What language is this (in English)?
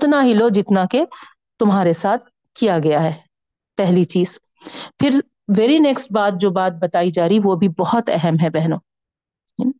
Urdu